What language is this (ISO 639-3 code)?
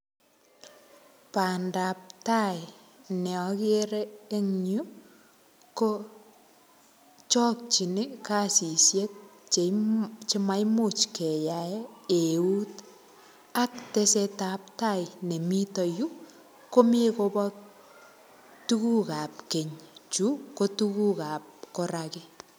kln